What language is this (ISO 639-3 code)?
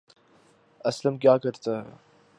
urd